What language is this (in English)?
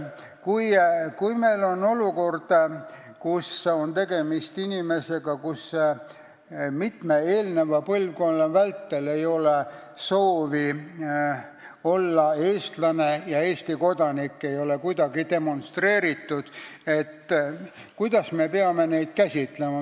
Estonian